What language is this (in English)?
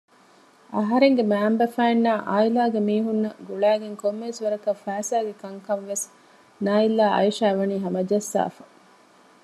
Divehi